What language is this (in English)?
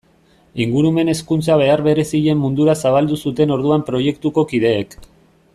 Basque